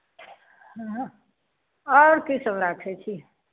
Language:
Maithili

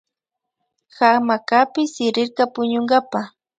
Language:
Imbabura Highland Quichua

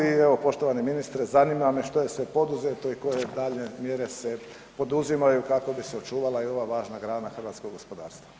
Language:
Croatian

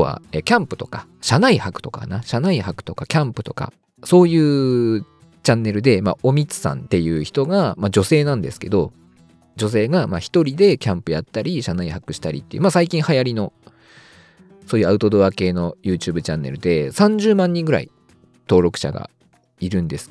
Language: Japanese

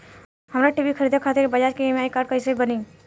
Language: Bhojpuri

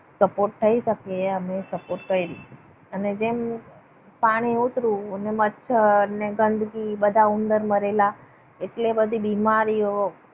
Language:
Gujarati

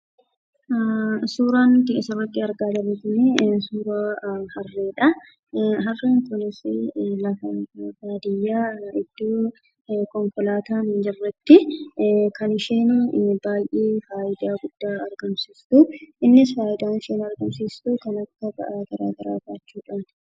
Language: Oromo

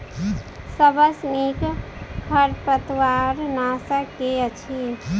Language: Maithili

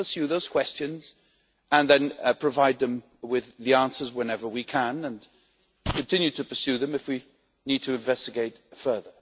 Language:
English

